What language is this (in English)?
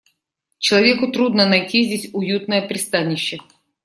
Russian